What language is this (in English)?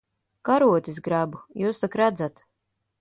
Latvian